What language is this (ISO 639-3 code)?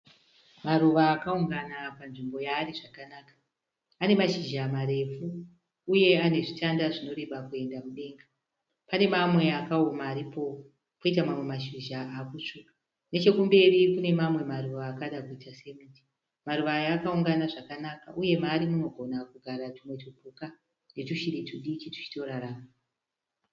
sna